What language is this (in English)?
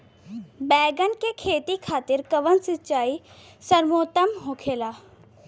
Bhojpuri